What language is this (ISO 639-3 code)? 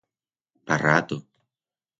arg